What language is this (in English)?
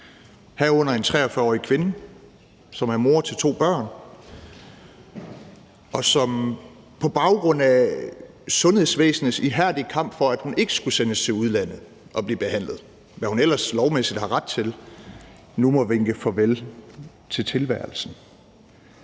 Danish